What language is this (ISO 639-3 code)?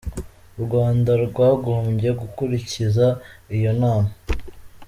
kin